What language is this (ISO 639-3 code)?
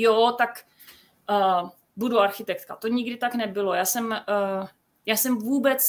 ces